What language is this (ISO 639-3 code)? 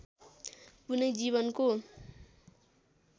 nep